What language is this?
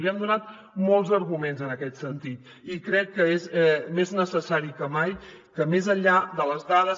Catalan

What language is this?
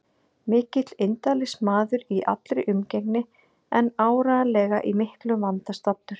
Icelandic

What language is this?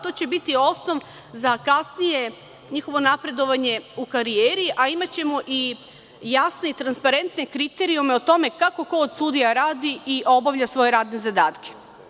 Serbian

